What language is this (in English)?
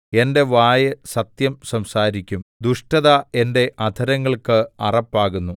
Malayalam